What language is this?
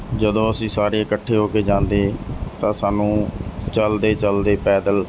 Punjabi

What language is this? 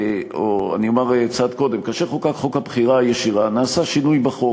Hebrew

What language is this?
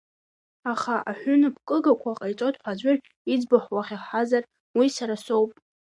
Abkhazian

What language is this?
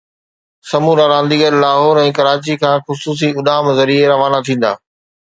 Sindhi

